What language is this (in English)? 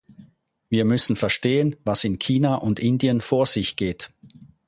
German